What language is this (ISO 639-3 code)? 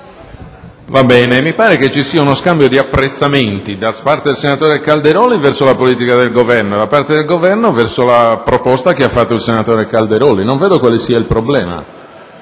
ita